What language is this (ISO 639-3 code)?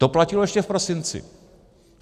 ces